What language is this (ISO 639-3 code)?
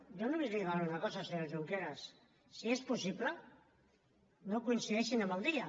cat